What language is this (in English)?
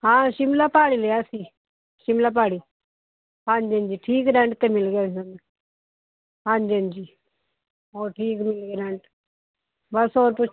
Punjabi